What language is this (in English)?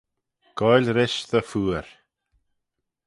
Manx